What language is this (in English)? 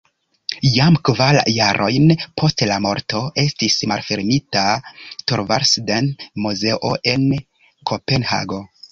Esperanto